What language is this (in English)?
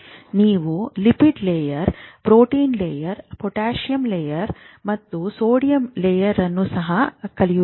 Kannada